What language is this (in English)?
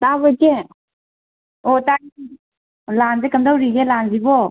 Manipuri